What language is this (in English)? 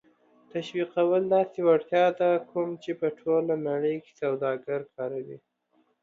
Pashto